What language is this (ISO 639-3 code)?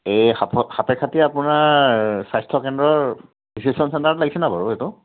asm